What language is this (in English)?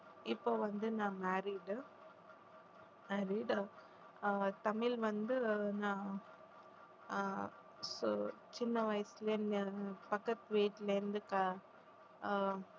Tamil